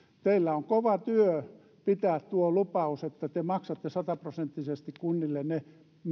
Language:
Finnish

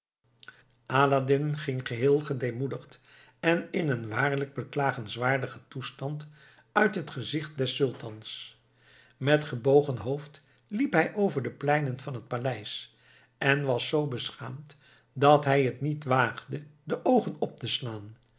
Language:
Dutch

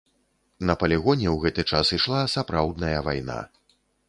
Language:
Belarusian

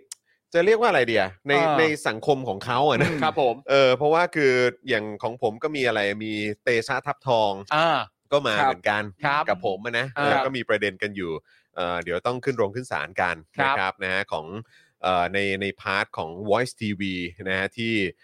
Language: Thai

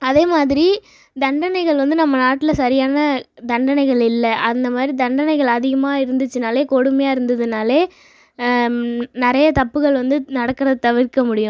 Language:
Tamil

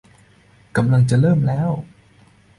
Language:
Thai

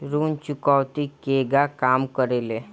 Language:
Bhojpuri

